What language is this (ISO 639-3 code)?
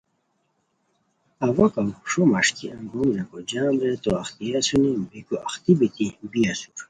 khw